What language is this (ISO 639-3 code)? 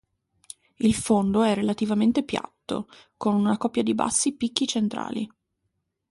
ita